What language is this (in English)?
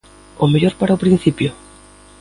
Galician